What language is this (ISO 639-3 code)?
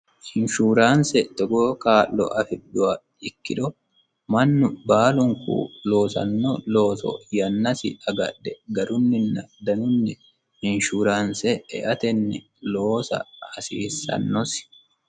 sid